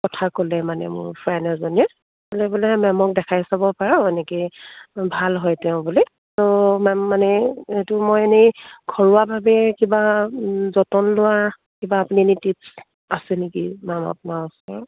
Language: Assamese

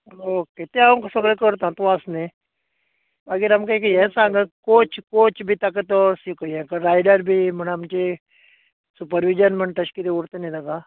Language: Konkani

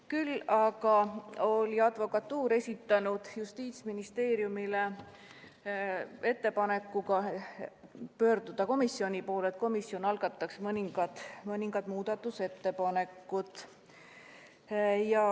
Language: Estonian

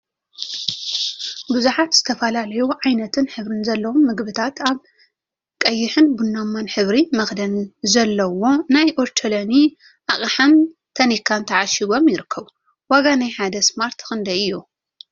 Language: Tigrinya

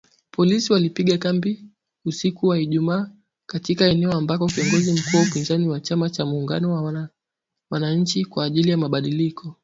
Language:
Swahili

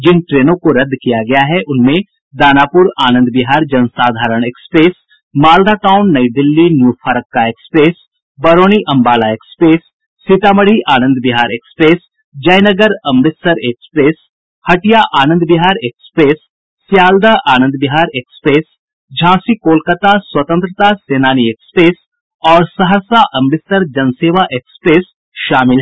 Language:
Hindi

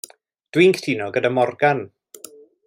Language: Welsh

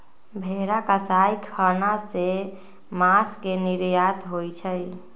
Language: Magahi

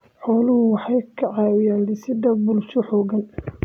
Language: Somali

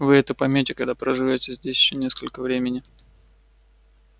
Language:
Russian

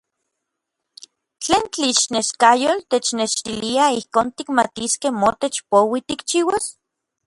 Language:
Orizaba Nahuatl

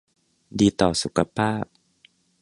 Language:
Thai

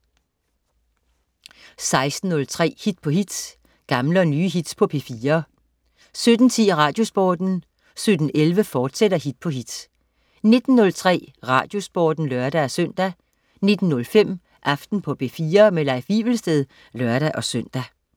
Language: Danish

